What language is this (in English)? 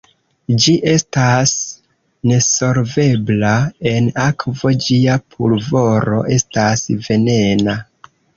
Esperanto